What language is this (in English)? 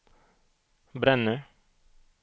Swedish